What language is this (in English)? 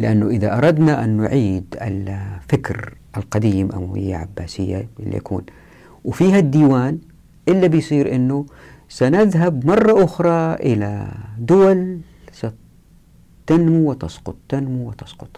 Arabic